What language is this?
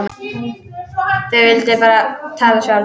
Icelandic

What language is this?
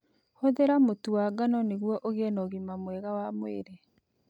Kikuyu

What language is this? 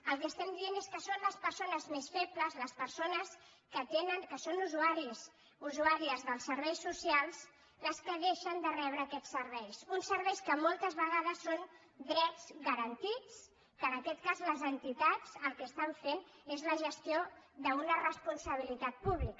Catalan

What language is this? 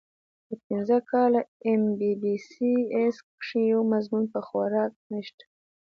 Pashto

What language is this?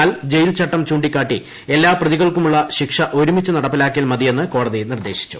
Malayalam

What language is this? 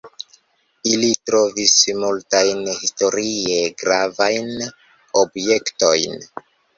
Esperanto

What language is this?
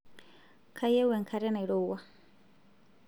Masai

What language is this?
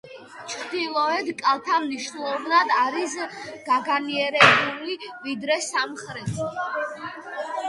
Georgian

